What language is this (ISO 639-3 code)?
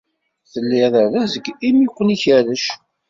kab